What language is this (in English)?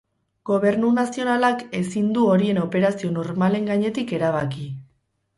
Basque